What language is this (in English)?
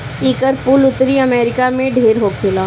Bhojpuri